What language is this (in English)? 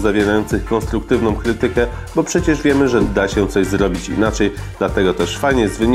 Polish